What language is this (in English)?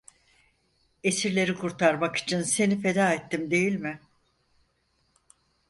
Turkish